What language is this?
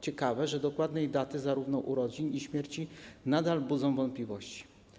Polish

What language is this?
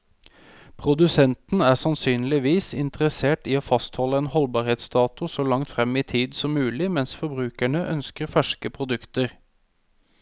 Norwegian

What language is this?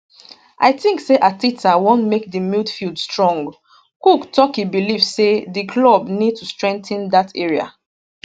Nigerian Pidgin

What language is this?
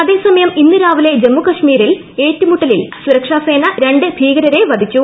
Malayalam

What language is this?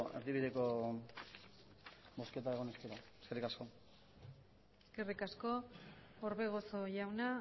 Basque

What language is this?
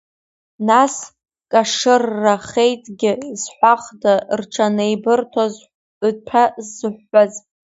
Abkhazian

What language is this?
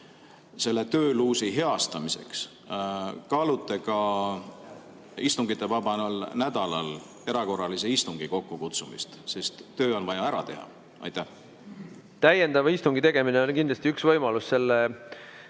Estonian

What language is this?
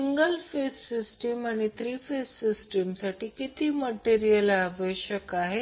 Marathi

